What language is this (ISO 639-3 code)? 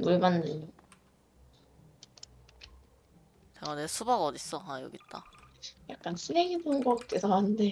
kor